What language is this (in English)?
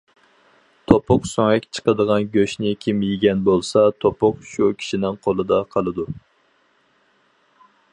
Uyghur